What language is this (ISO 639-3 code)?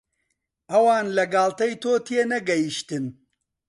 ckb